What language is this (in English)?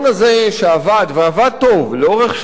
Hebrew